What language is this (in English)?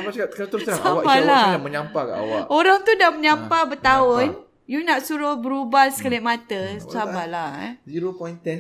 Malay